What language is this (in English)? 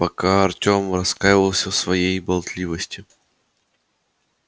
Russian